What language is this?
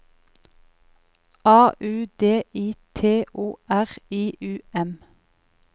Norwegian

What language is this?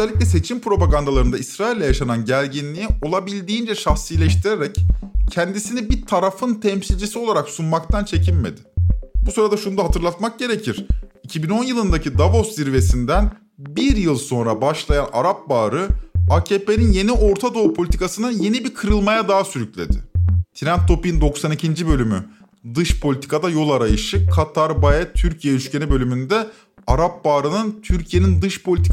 Turkish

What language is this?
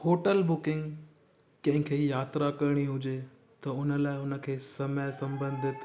Sindhi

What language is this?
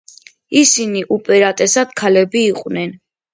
Georgian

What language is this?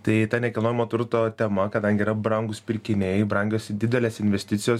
Lithuanian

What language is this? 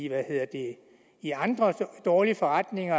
Danish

